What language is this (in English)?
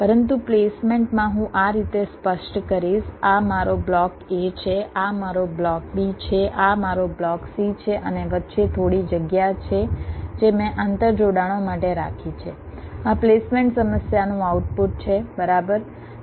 Gujarati